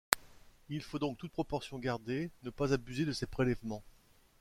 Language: French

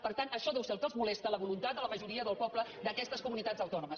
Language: Catalan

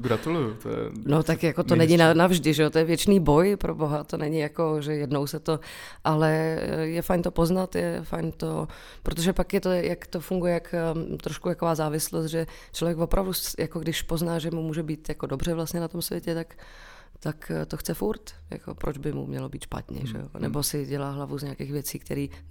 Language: Czech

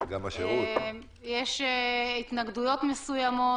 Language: Hebrew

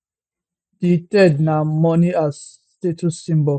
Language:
Nigerian Pidgin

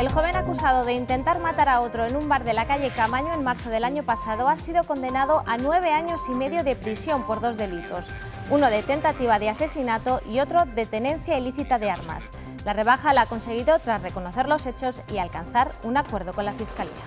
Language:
Spanish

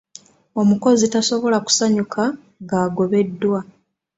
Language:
Ganda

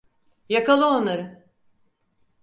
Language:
Turkish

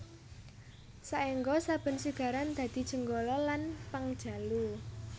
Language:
Javanese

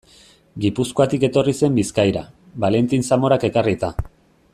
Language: Basque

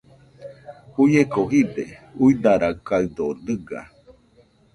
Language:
Nüpode Huitoto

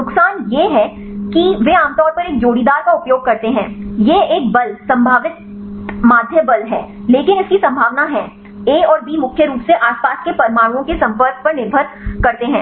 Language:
Hindi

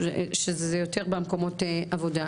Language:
Hebrew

